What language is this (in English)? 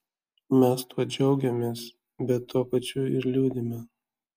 Lithuanian